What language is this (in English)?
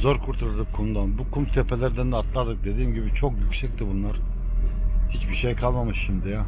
Turkish